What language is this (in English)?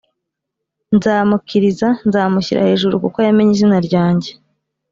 Kinyarwanda